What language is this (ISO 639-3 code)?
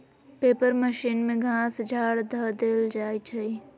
mag